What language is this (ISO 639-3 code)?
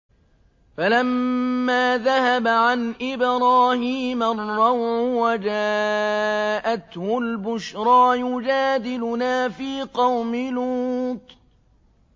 ara